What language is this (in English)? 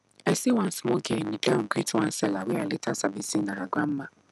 Nigerian Pidgin